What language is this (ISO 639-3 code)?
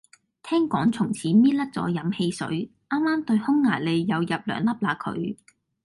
yue